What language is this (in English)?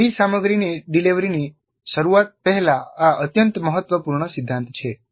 Gujarati